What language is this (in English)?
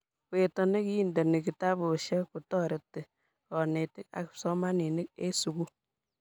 Kalenjin